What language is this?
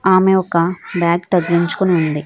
Telugu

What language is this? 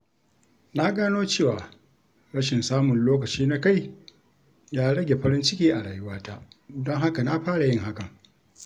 Hausa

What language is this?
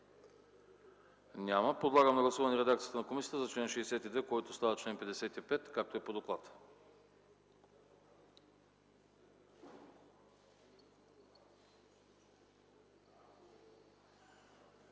Bulgarian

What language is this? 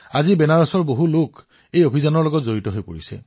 Assamese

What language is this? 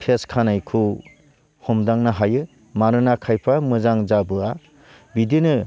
Bodo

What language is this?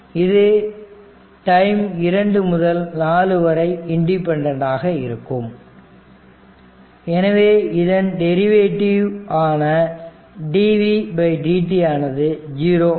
Tamil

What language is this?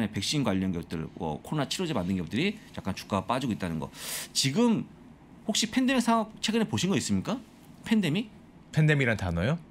Korean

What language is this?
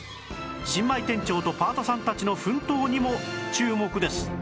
Japanese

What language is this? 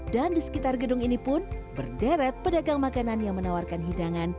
Indonesian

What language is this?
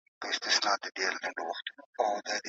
Pashto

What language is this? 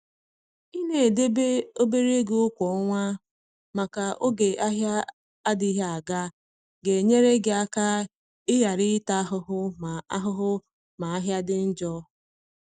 Igbo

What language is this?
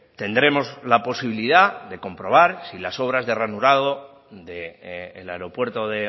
Spanish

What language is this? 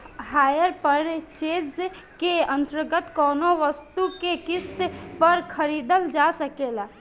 Bhojpuri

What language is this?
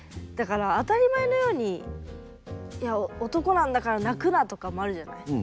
Japanese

